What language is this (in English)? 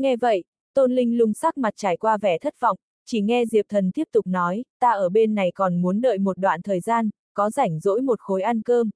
Vietnamese